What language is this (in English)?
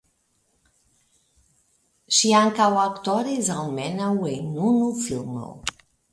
Esperanto